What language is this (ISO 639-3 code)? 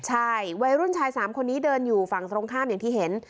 tha